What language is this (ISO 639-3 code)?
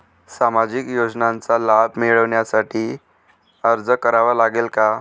mar